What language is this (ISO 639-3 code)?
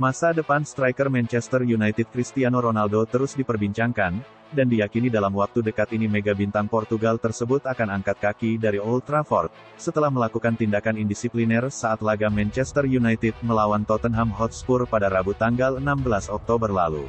ind